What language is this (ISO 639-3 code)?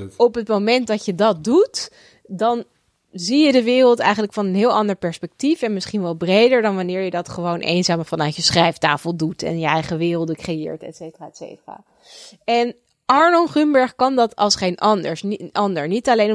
nld